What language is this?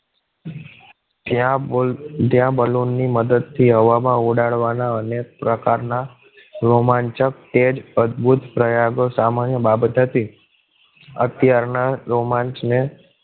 Gujarati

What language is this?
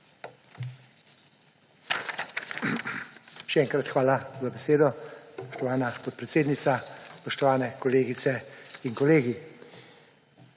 Slovenian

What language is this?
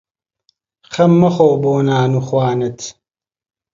Central Kurdish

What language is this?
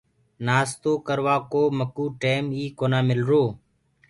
Gurgula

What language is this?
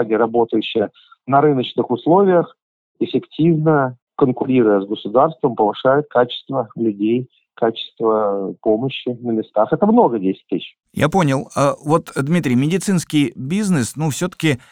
Russian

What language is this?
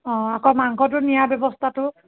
Assamese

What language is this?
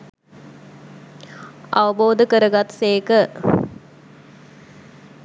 Sinhala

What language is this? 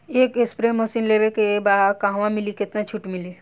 Bhojpuri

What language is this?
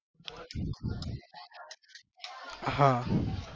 Gujarati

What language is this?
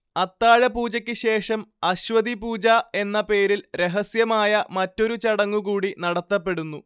Malayalam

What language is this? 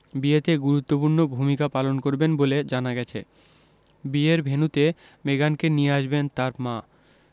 Bangla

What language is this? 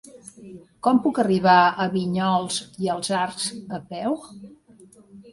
Catalan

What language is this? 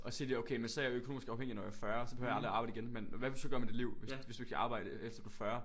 Danish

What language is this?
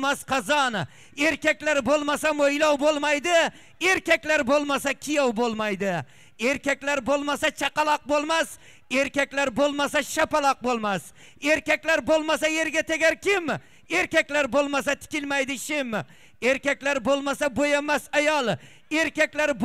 Turkish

